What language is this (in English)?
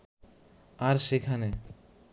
Bangla